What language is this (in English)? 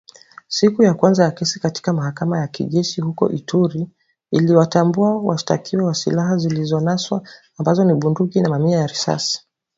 Swahili